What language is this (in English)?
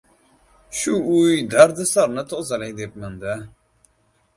Uzbek